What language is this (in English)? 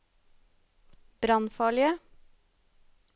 Norwegian